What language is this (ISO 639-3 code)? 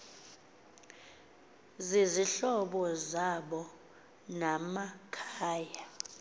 xho